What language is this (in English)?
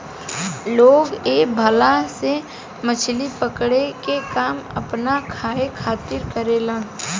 Bhojpuri